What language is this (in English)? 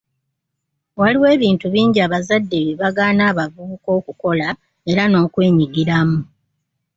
Ganda